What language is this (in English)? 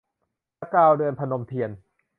Thai